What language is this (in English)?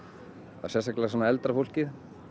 Icelandic